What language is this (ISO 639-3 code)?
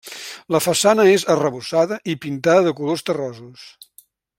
cat